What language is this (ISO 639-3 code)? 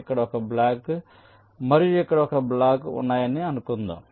tel